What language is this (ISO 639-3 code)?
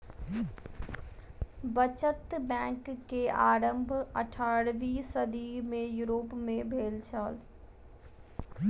mai